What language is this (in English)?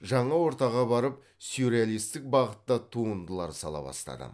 Kazakh